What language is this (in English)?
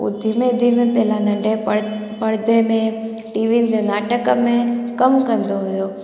Sindhi